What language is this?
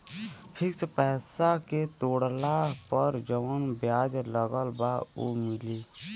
Bhojpuri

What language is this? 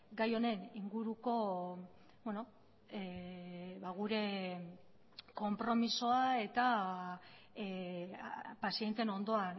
Basque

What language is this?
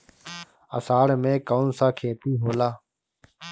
Bhojpuri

